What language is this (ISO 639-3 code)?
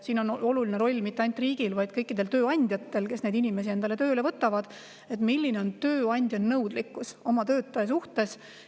est